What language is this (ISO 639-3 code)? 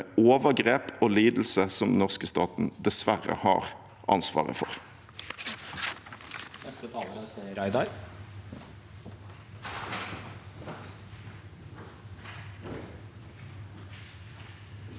nor